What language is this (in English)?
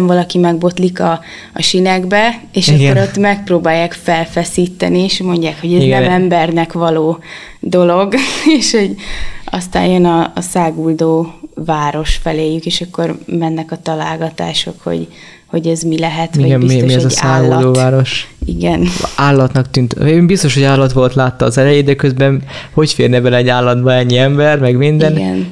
Hungarian